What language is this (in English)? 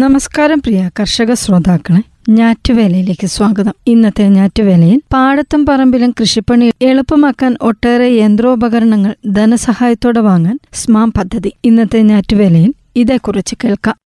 Malayalam